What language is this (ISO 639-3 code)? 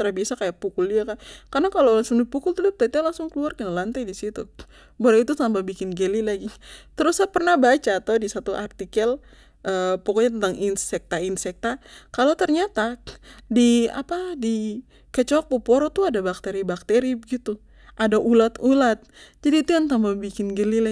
pmy